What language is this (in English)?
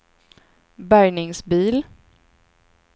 Swedish